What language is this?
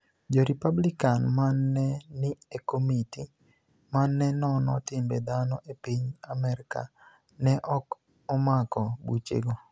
Luo (Kenya and Tanzania)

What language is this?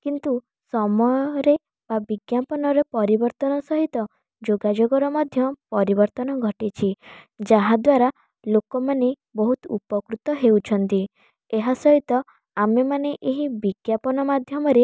Odia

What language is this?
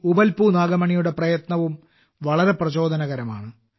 Malayalam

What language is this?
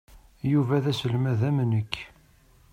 Kabyle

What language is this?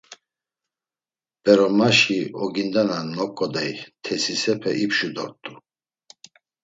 Laz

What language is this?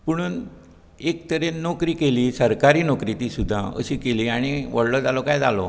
Konkani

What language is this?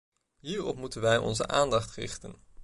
Dutch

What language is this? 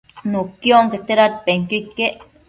Matsés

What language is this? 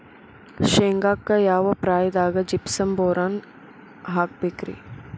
Kannada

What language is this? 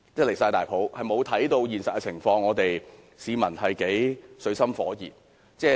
Cantonese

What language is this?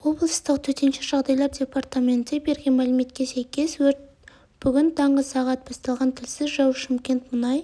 Kazakh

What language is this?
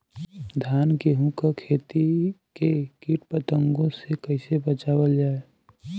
Bhojpuri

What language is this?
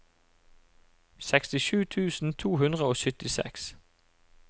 Norwegian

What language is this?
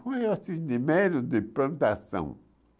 Portuguese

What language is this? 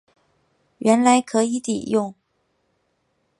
Chinese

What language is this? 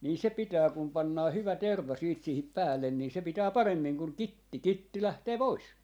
Finnish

